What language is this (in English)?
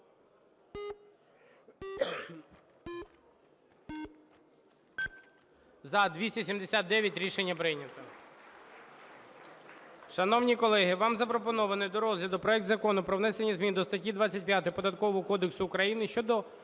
Ukrainian